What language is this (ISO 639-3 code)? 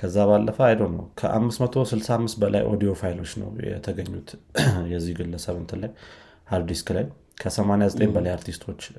amh